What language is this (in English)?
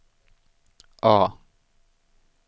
Swedish